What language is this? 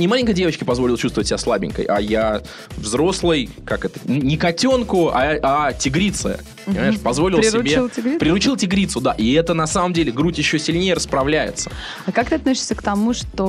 Russian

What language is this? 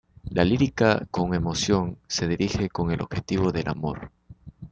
Spanish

